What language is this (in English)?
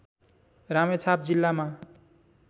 Nepali